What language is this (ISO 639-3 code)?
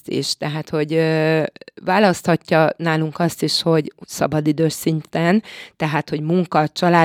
hun